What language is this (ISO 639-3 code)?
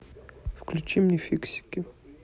rus